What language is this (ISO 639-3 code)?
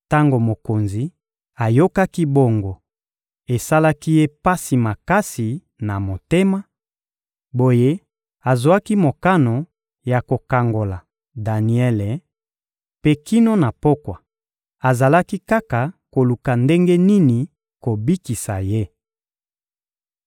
lin